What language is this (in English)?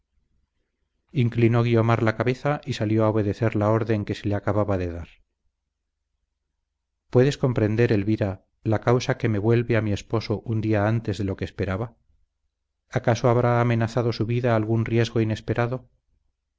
Spanish